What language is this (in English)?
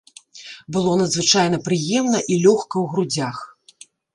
Belarusian